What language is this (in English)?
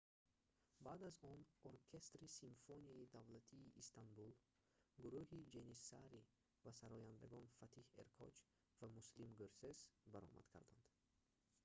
Tajik